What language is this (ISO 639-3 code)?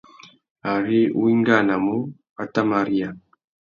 bag